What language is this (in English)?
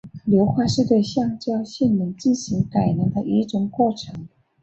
Chinese